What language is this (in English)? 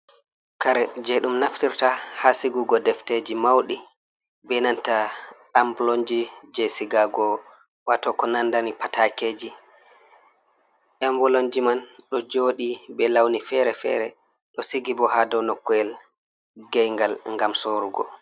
Fula